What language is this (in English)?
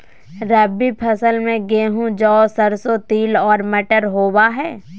Magahi